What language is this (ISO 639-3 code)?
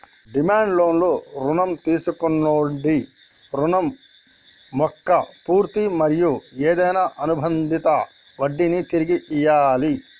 tel